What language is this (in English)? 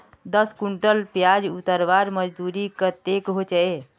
Magahi